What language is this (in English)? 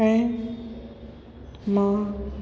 Sindhi